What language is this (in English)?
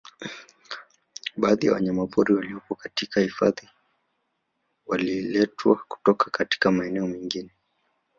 Swahili